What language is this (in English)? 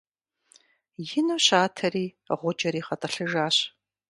Kabardian